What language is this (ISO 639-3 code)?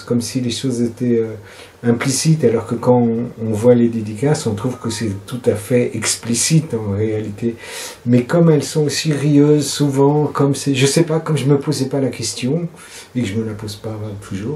fra